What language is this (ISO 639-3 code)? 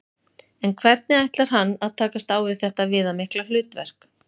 isl